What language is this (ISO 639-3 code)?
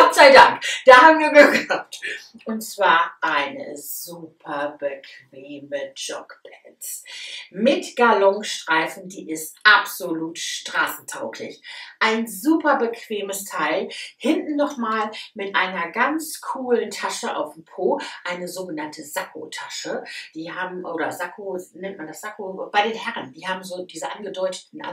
deu